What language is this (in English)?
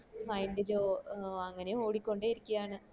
Malayalam